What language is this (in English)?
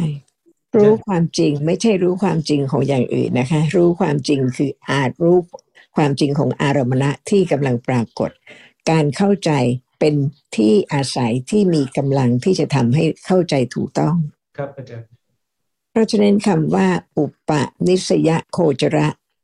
Thai